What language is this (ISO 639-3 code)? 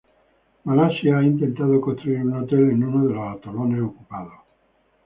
spa